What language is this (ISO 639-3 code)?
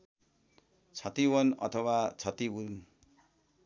nep